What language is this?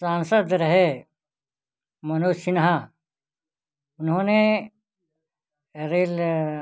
Hindi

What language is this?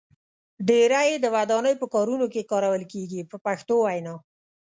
Pashto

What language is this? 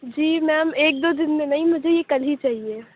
Urdu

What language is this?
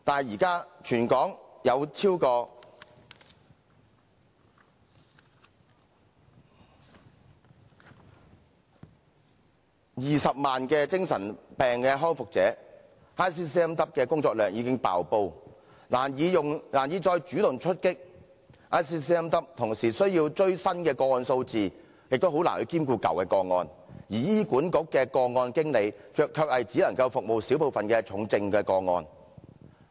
Cantonese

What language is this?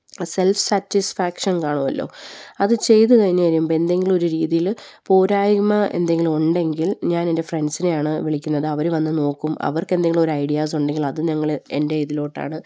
Malayalam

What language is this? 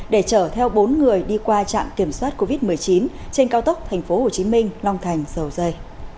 Vietnamese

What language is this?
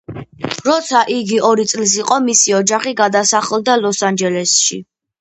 Georgian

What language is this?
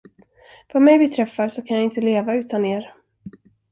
Swedish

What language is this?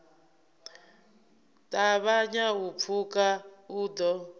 Venda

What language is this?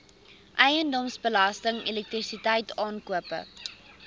Afrikaans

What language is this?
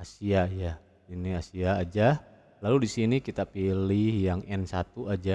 Indonesian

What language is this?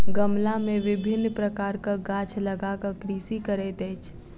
Maithili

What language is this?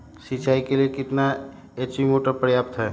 Magahi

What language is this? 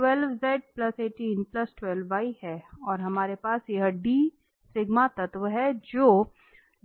Hindi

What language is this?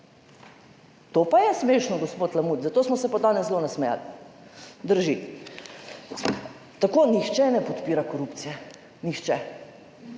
Slovenian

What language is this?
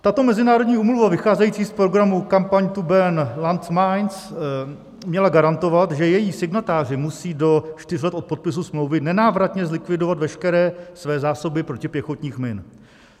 Czech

